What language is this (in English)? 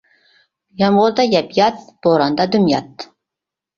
Uyghur